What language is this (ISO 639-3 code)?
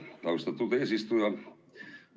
est